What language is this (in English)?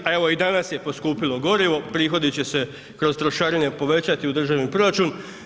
Croatian